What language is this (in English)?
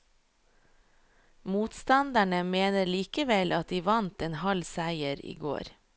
Norwegian